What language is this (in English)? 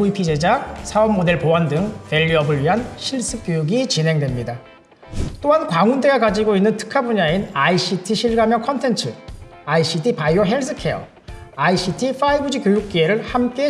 Korean